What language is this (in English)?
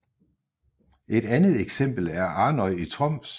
Danish